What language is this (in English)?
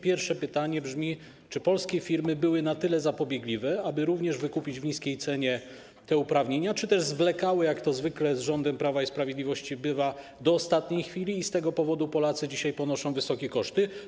Polish